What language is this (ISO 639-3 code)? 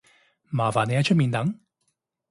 yue